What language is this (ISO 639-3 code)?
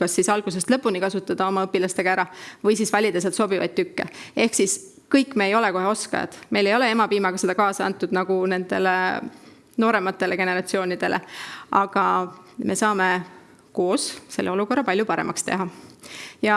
ita